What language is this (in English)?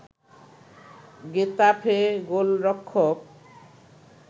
Bangla